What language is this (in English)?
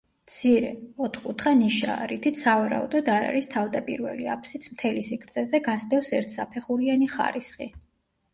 Georgian